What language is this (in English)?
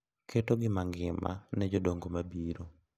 Luo (Kenya and Tanzania)